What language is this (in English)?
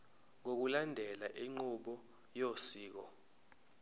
Zulu